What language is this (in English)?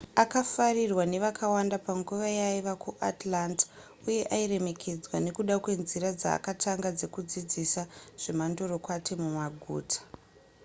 Shona